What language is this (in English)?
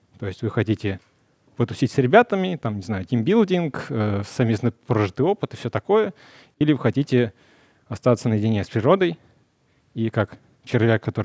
Russian